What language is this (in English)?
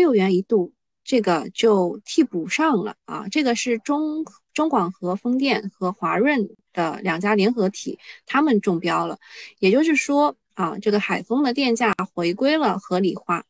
Chinese